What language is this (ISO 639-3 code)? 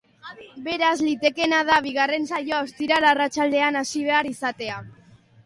eus